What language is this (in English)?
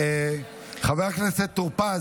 Hebrew